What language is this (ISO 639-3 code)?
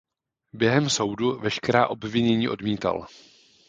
ces